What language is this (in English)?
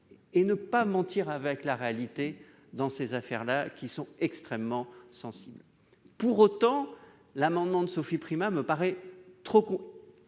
French